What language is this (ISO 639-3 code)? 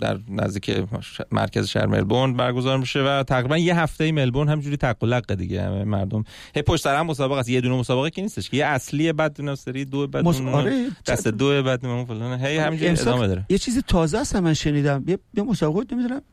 fas